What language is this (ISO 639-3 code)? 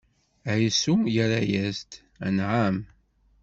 kab